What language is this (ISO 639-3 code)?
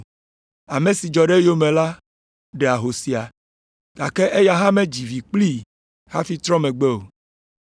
ewe